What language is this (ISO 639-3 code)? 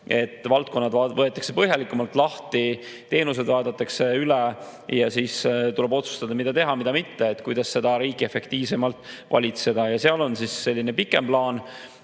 est